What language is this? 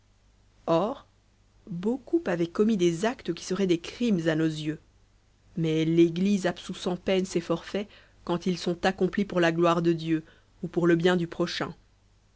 French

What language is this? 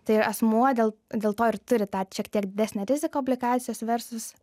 Lithuanian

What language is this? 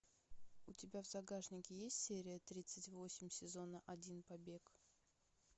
Russian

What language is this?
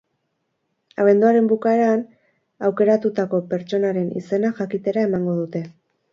Basque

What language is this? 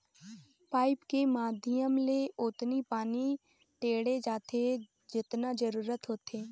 Chhattisgarhi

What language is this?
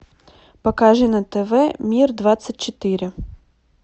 Russian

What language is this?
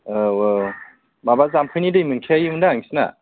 Bodo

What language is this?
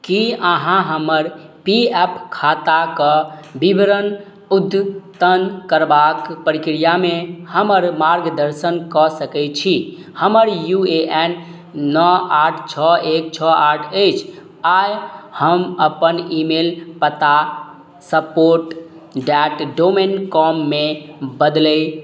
Maithili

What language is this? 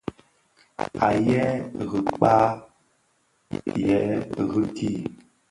Bafia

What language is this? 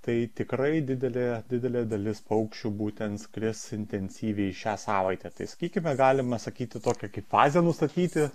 Lithuanian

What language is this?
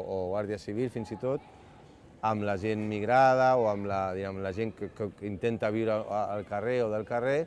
Catalan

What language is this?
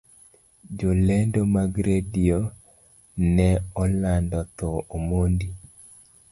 Luo (Kenya and Tanzania)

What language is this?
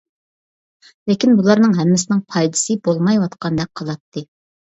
Uyghur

